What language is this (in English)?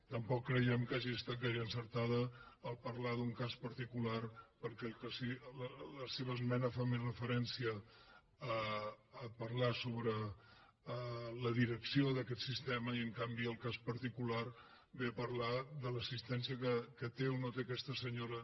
Catalan